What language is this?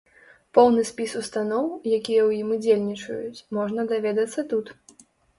Belarusian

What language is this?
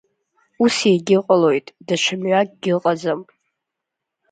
Abkhazian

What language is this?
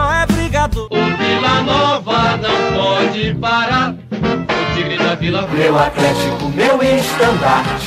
Portuguese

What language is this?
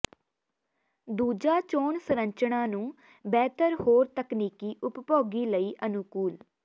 Punjabi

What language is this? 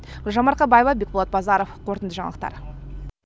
Kazakh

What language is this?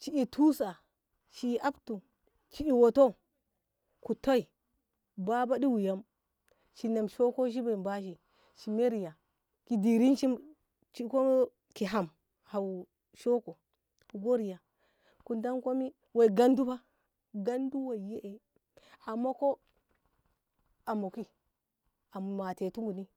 Ngamo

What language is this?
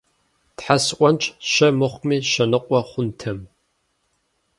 Kabardian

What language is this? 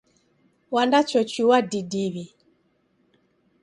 Taita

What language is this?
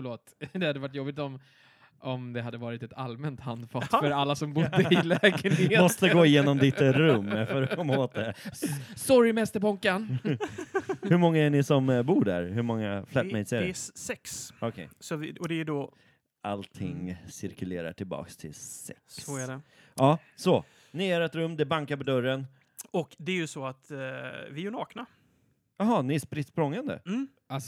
Swedish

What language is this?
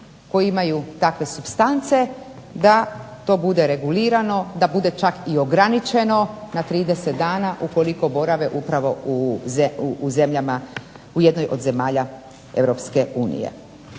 Croatian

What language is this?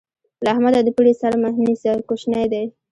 Pashto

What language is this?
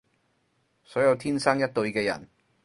Cantonese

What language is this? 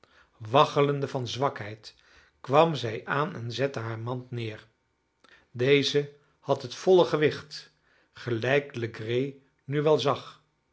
Dutch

